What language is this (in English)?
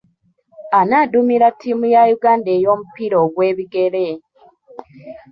Ganda